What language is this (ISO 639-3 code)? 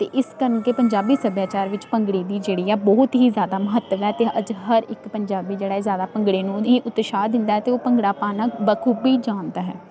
pan